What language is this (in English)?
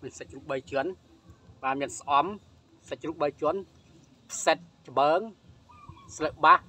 Thai